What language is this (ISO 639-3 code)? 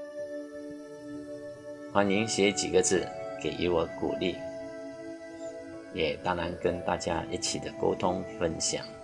zho